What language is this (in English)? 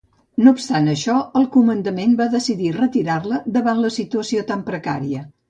Catalan